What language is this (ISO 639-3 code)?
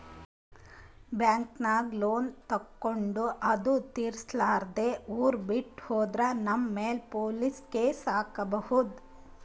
kan